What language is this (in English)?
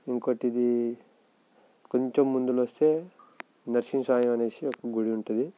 Telugu